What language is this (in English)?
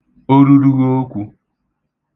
Igbo